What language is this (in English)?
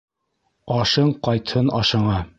Bashkir